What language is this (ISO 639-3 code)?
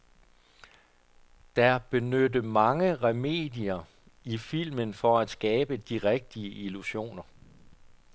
dan